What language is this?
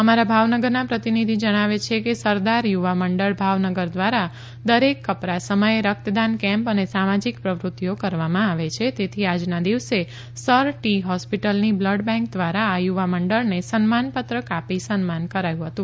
Gujarati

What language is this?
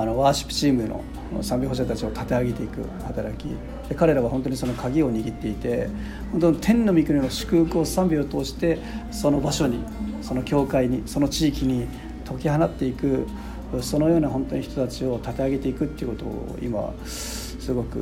Japanese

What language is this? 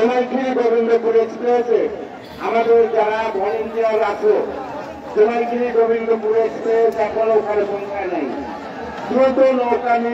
Arabic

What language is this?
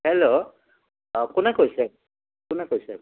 Assamese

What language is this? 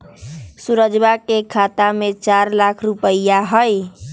Magahi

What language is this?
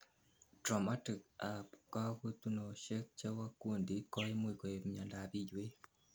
Kalenjin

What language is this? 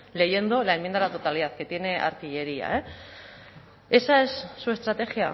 Spanish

